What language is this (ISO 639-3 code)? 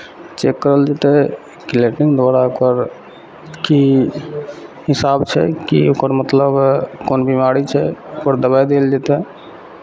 mai